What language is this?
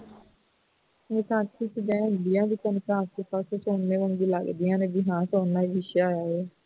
Punjabi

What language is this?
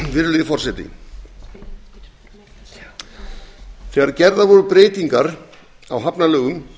Icelandic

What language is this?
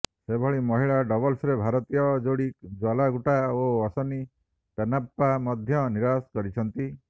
Odia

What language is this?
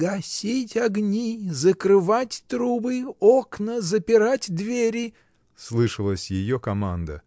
Russian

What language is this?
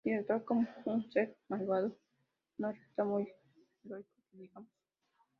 Spanish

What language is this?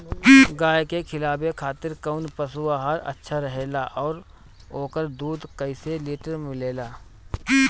Bhojpuri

